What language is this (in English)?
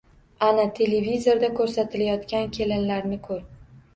Uzbek